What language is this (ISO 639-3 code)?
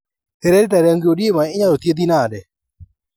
luo